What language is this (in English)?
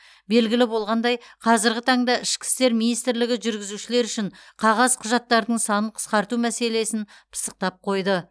Kazakh